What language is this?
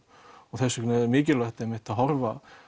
Icelandic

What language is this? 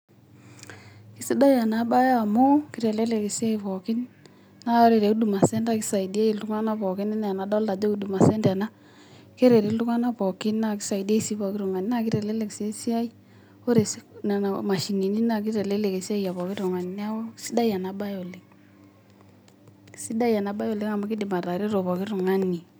Masai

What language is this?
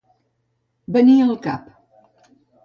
Catalan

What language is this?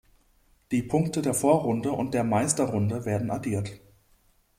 German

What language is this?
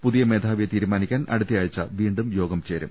Malayalam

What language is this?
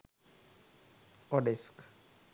Sinhala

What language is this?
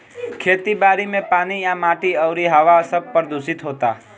Bhojpuri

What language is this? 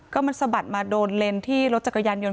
Thai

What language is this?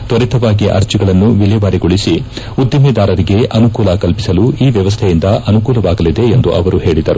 Kannada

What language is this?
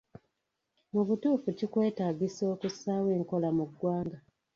Ganda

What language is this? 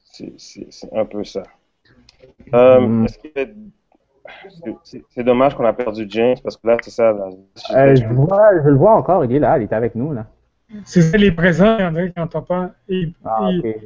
French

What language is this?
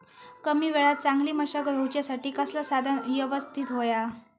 Marathi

